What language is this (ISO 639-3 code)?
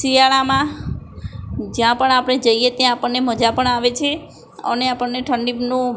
guj